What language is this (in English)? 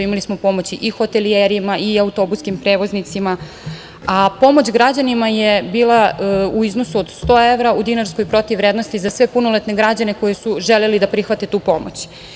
Serbian